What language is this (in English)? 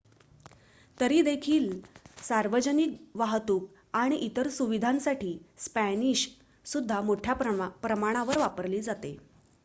Marathi